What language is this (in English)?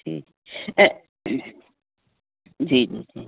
Sindhi